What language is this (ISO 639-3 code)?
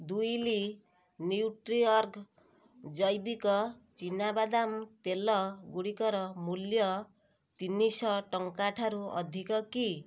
ori